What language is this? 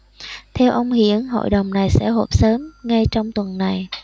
Vietnamese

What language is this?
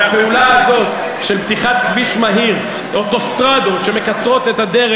Hebrew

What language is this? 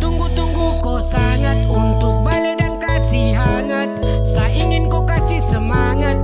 Indonesian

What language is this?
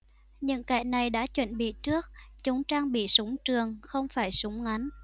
Vietnamese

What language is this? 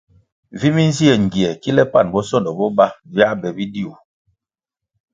Kwasio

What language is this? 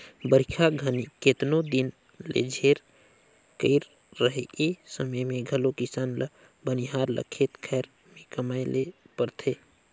Chhattisgarhi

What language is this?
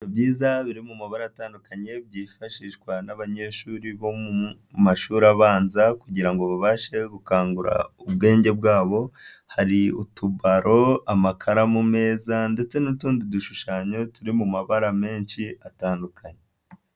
Kinyarwanda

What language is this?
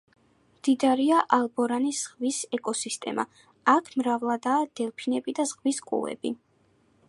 Georgian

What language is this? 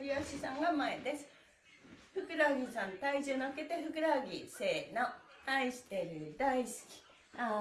Japanese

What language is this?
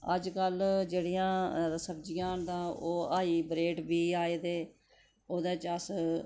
Dogri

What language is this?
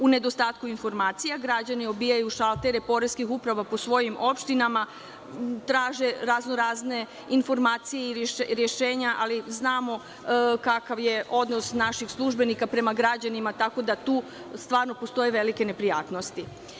Serbian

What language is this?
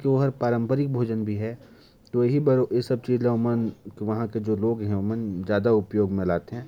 Korwa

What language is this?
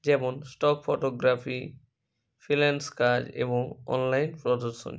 Bangla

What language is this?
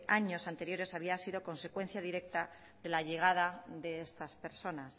Spanish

